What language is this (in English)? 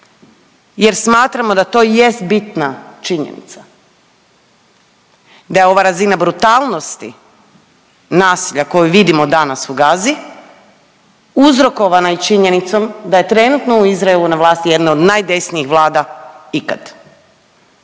Croatian